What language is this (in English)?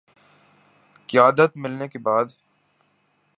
Urdu